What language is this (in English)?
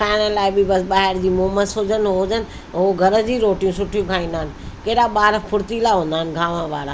Sindhi